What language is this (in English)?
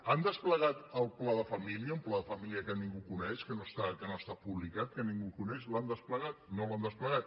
Catalan